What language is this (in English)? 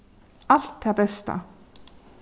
Faroese